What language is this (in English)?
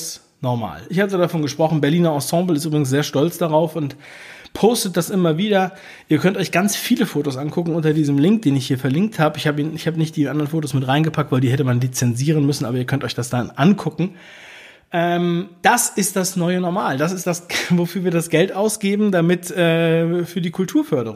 German